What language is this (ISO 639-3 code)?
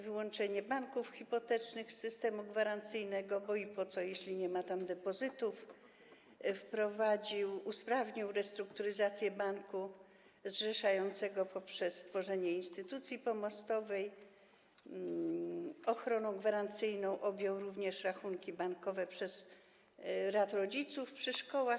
pol